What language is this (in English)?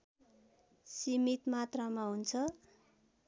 Nepali